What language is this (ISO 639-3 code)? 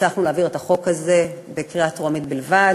heb